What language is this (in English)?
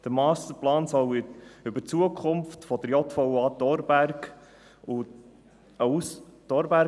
Swiss German